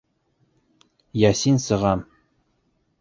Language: Bashkir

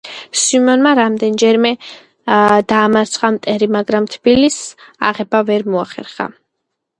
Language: Georgian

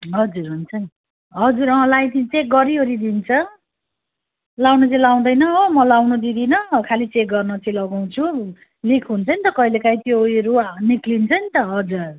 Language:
Nepali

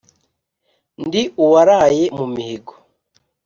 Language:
Kinyarwanda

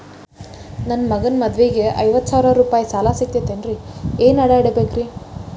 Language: Kannada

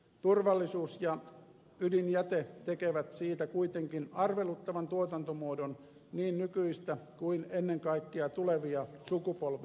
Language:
Finnish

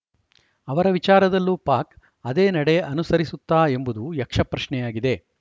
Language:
Kannada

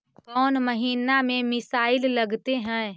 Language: Magahi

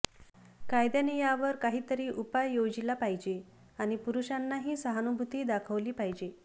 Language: Marathi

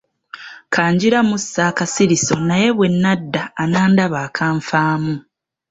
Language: Ganda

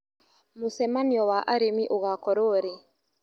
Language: Kikuyu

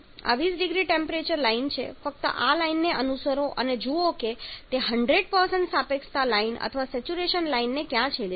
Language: Gujarati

